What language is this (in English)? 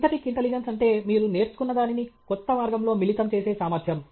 Telugu